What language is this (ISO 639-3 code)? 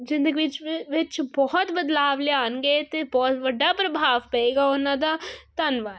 pan